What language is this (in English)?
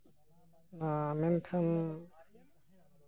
Santali